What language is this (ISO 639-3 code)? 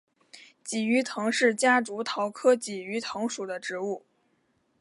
zho